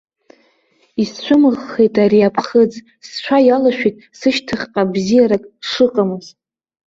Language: Abkhazian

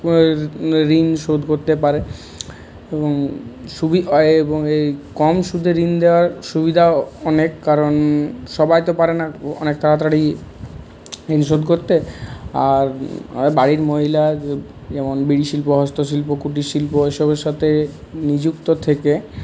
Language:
Bangla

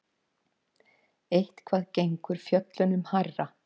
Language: Icelandic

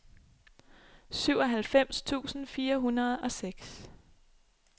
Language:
Danish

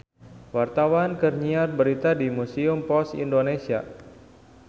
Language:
Sundanese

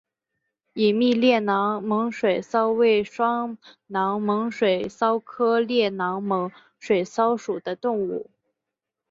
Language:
Chinese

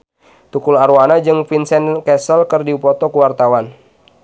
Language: Sundanese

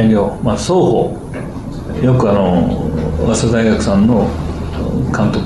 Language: Japanese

